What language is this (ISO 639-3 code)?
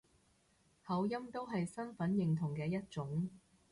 yue